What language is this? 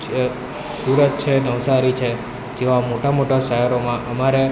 Gujarati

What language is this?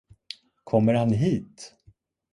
Swedish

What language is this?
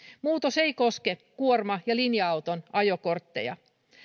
Finnish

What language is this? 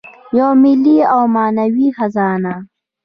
Pashto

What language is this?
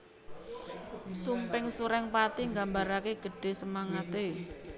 Javanese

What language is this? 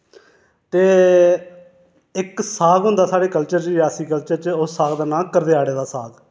Dogri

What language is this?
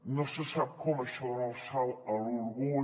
Catalan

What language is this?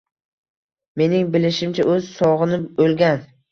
Uzbek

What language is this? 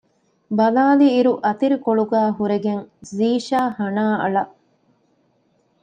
Divehi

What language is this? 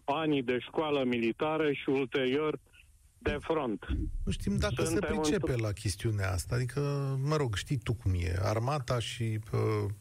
Romanian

